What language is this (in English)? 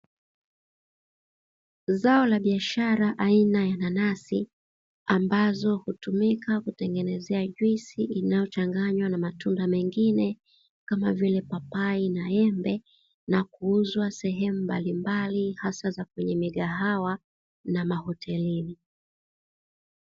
Swahili